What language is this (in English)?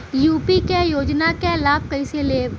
Bhojpuri